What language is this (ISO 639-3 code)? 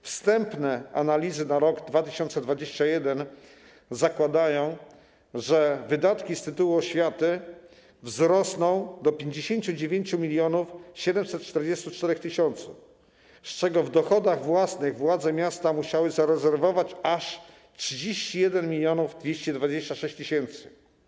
pol